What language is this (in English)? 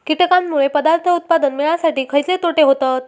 Marathi